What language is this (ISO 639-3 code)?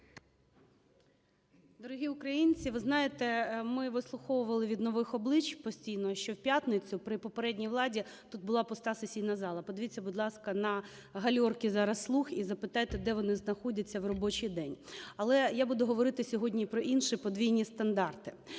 ukr